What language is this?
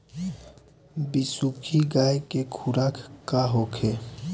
Bhojpuri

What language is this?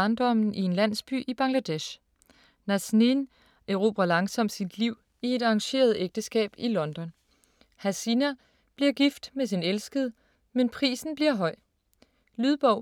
Danish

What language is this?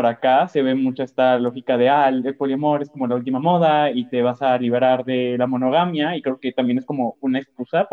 Spanish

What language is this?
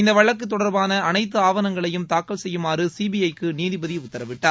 Tamil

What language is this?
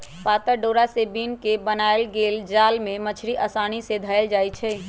Magahi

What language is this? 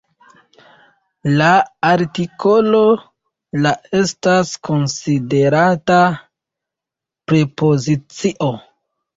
Esperanto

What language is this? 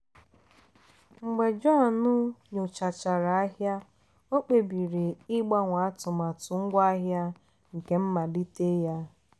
Igbo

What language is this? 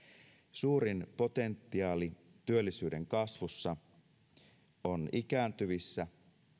Finnish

